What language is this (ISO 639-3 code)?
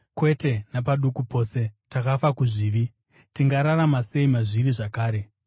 sna